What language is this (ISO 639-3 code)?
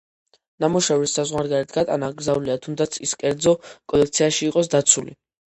kat